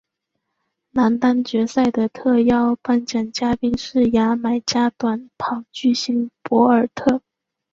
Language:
Chinese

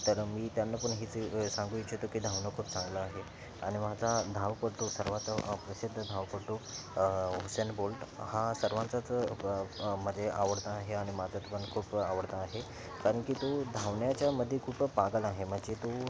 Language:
Marathi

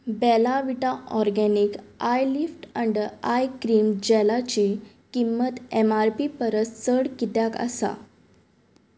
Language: Konkani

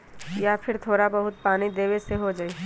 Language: Magahi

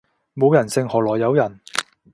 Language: Cantonese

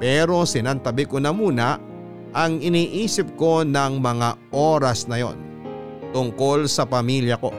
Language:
Filipino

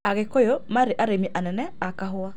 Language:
Kikuyu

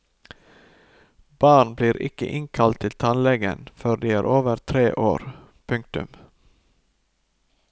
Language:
Norwegian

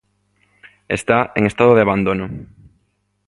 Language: Galician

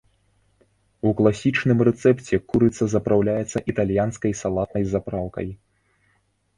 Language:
Belarusian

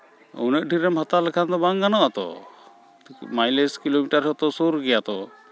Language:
Santali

